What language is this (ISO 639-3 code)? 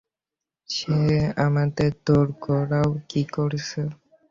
ben